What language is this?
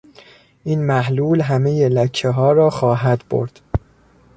Persian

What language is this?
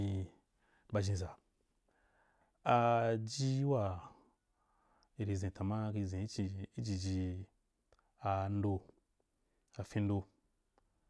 Wapan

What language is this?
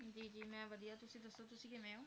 Punjabi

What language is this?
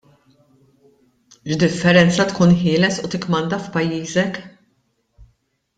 Maltese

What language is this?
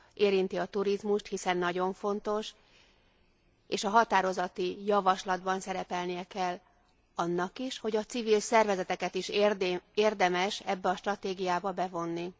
Hungarian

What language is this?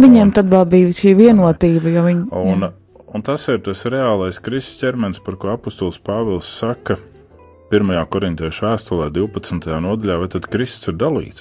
Latvian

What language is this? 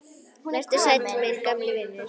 Icelandic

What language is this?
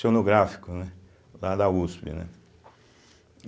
Portuguese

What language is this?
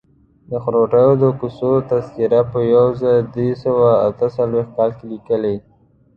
Pashto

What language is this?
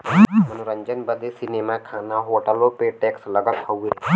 Bhojpuri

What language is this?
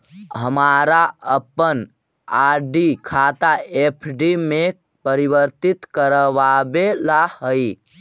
Magahi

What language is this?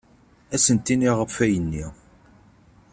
Kabyle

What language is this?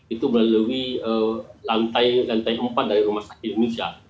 Indonesian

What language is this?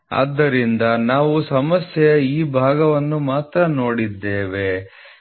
Kannada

